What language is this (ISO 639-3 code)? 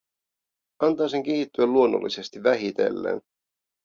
fin